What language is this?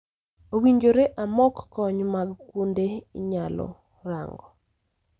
Luo (Kenya and Tanzania)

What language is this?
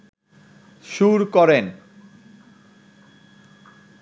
Bangla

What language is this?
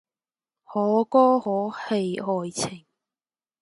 Cantonese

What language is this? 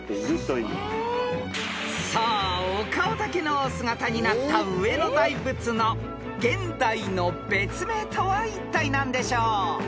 Japanese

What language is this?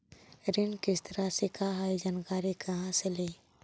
Magahi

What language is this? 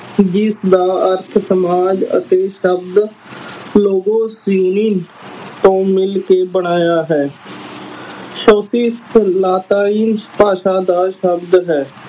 Punjabi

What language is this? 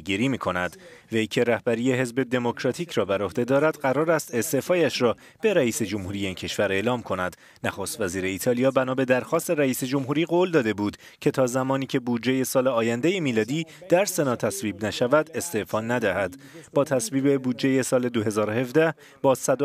Persian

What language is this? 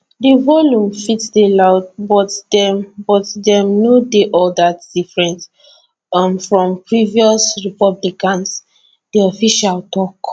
Nigerian Pidgin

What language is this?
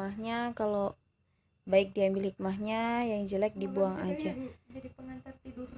Indonesian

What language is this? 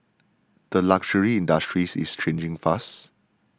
English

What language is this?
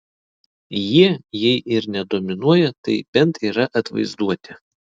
Lithuanian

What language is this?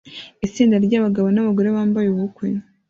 Kinyarwanda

